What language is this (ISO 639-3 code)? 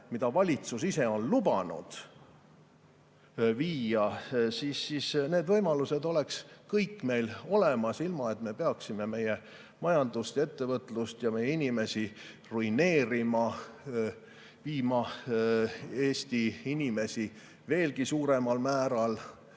est